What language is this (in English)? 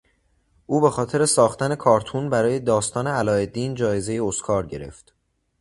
Persian